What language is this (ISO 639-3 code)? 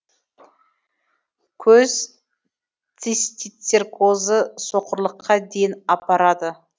kaz